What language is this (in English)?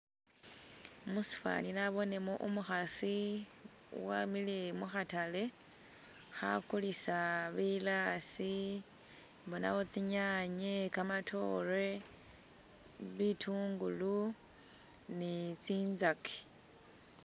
Masaaba